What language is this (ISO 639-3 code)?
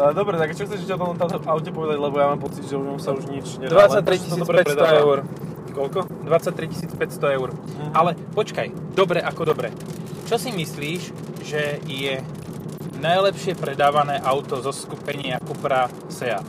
slk